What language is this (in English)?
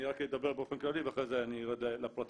Hebrew